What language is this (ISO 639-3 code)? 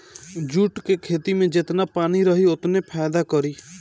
bho